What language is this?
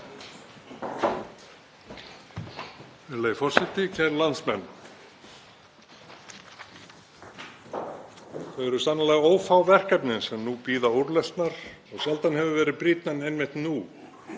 Icelandic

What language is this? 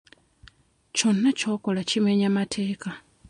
Ganda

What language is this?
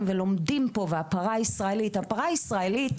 Hebrew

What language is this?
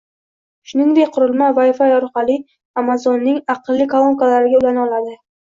Uzbek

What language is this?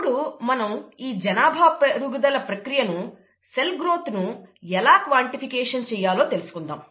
Telugu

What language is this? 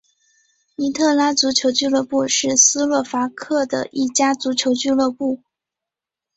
Chinese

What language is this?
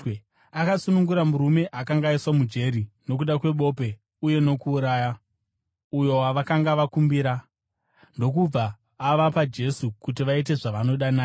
Shona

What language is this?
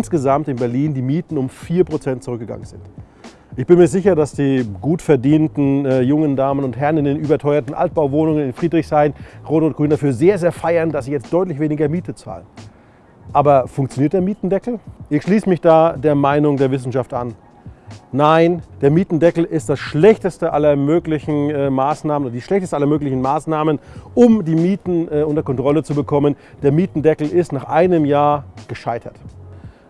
German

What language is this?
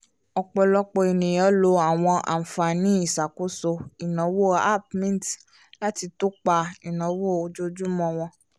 Yoruba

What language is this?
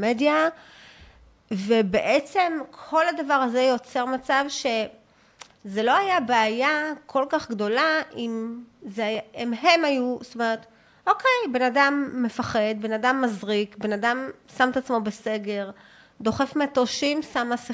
Hebrew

